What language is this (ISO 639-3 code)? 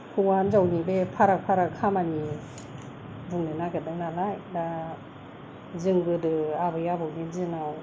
brx